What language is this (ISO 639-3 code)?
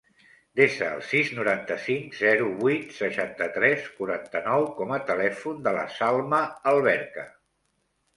cat